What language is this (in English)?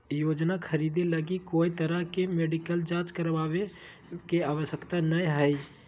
Magahi